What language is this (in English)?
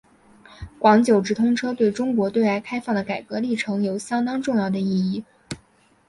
Chinese